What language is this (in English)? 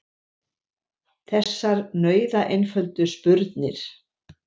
Icelandic